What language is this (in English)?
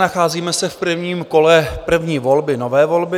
Czech